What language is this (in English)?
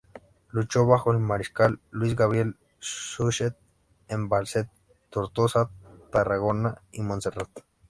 Spanish